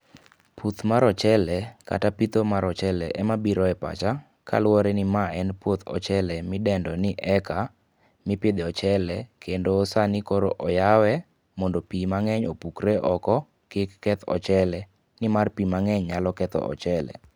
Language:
Luo (Kenya and Tanzania)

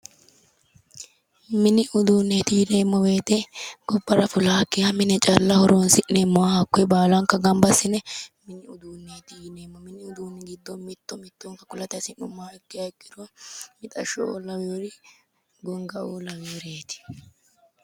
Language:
Sidamo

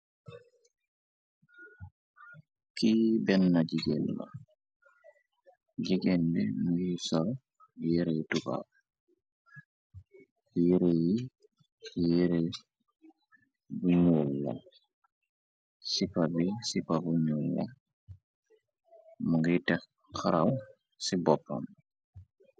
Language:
Wolof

